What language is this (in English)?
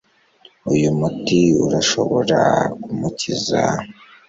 Kinyarwanda